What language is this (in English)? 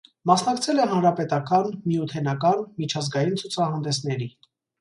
Armenian